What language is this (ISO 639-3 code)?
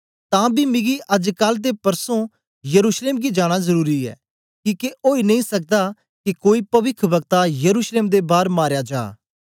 doi